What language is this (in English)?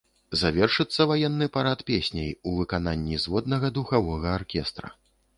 Belarusian